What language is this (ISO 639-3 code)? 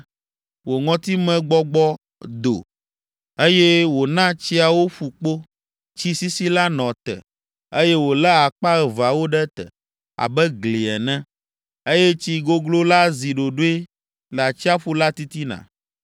ewe